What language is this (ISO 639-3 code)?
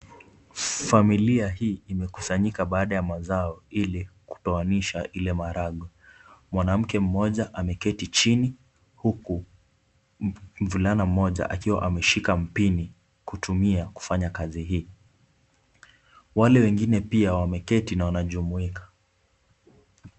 swa